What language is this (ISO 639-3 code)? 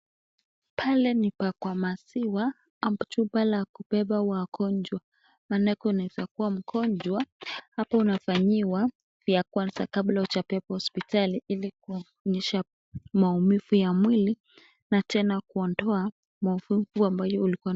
swa